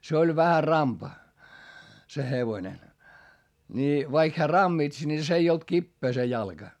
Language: Finnish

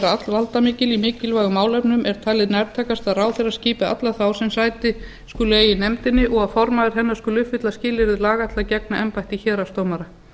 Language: Icelandic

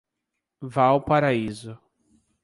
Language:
Portuguese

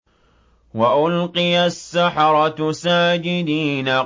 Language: Arabic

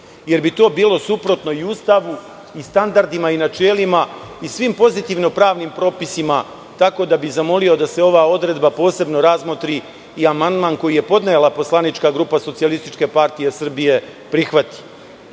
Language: Serbian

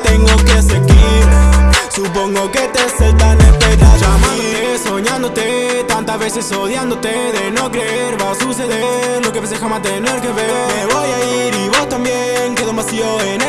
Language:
Spanish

